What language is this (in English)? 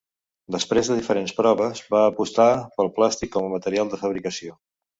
Catalan